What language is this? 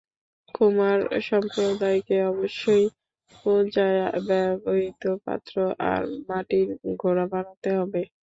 Bangla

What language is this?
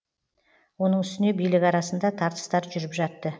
Kazakh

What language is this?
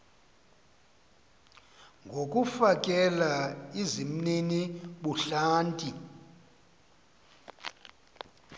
Xhosa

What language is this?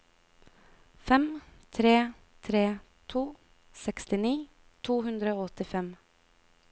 Norwegian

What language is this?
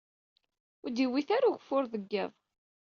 Kabyle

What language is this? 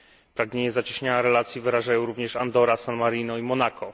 Polish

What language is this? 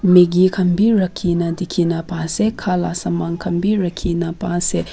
Naga Pidgin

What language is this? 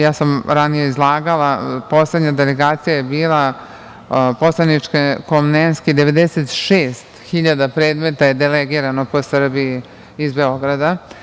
Serbian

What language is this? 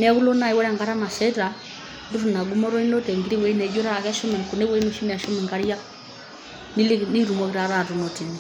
Masai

